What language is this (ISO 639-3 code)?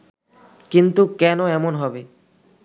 ben